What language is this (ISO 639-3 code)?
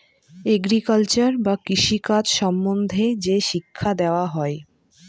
ben